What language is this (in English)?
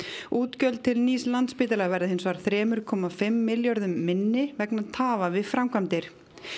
Icelandic